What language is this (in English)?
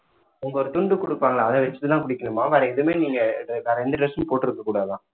Tamil